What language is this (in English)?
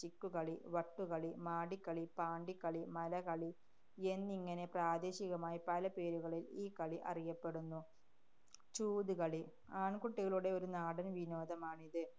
Malayalam